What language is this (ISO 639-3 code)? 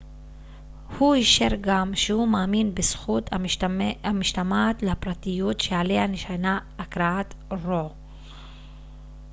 heb